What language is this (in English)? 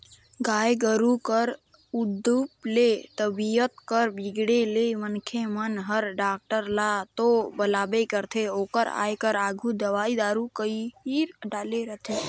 Chhattisgarhi